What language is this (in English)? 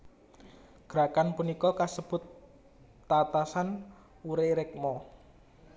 Javanese